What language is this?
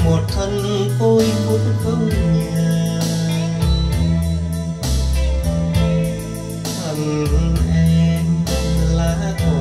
Vietnamese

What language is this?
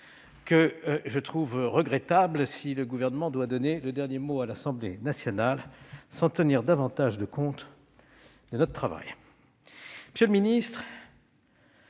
French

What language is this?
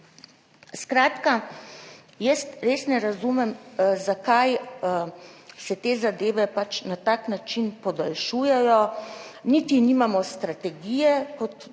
Slovenian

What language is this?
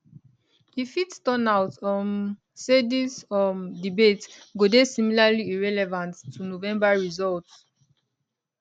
Nigerian Pidgin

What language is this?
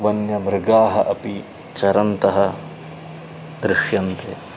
Sanskrit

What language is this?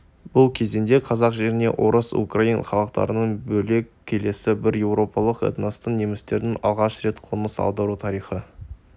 Kazakh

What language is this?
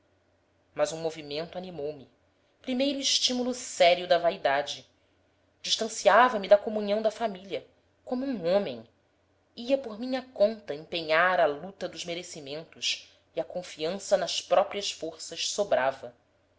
Portuguese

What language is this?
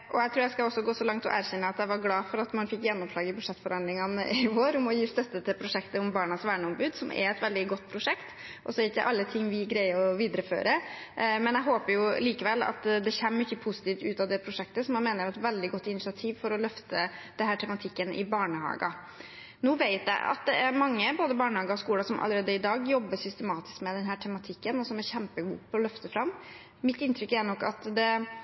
Norwegian Bokmål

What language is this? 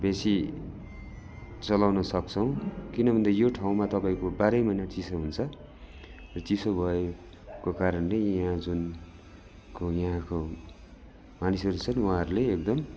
Nepali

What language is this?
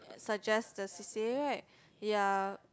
English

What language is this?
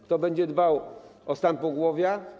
Polish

